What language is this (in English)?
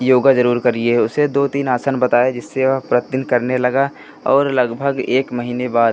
Hindi